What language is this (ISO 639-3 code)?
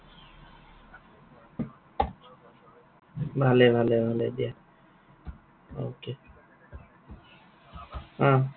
asm